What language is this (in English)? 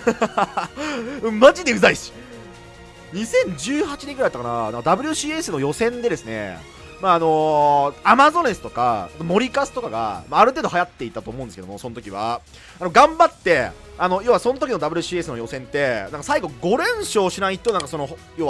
Japanese